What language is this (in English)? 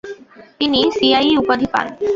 Bangla